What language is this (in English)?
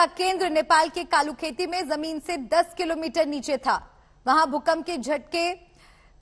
Hindi